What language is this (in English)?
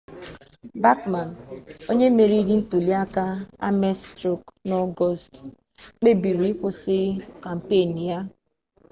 Igbo